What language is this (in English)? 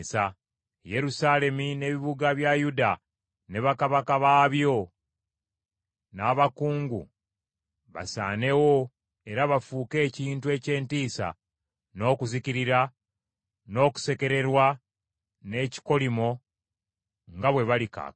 Ganda